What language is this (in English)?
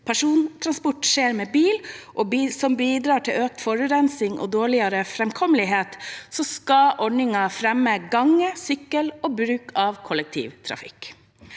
Norwegian